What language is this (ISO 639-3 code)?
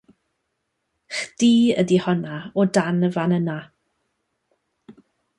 cym